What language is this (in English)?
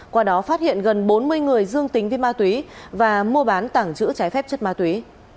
Vietnamese